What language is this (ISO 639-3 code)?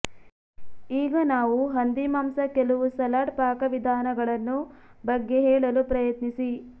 kan